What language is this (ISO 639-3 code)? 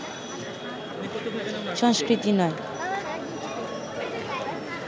ben